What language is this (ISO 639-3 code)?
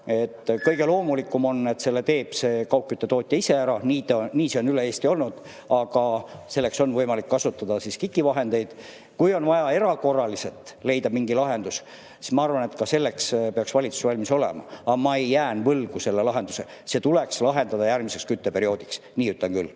est